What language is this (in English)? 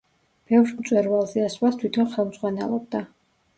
Georgian